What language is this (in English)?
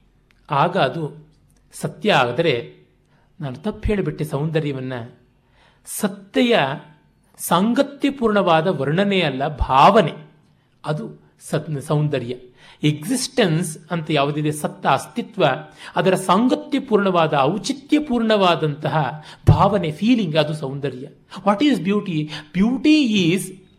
Kannada